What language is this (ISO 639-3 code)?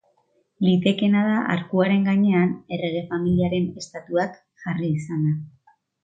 eus